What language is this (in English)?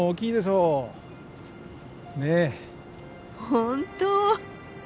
Japanese